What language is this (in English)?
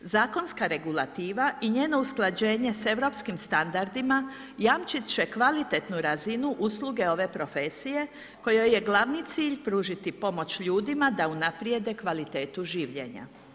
Croatian